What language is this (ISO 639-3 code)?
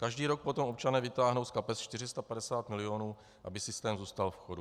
ces